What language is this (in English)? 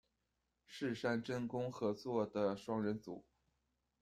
Chinese